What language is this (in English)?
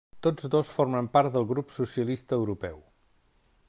Catalan